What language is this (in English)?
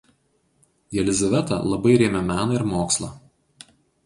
Lithuanian